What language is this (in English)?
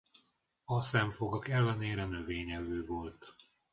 Hungarian